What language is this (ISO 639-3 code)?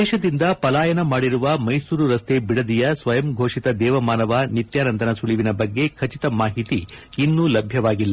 kan